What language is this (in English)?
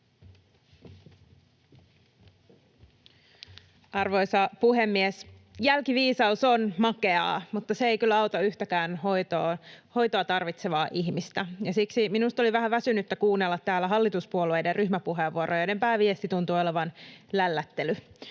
Finnish